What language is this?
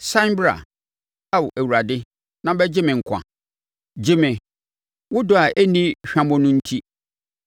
Akan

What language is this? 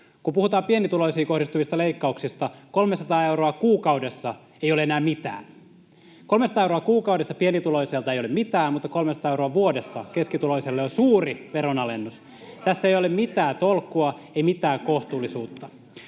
Finnish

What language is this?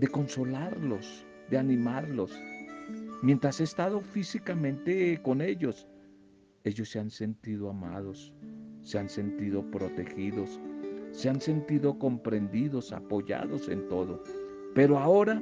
Spanish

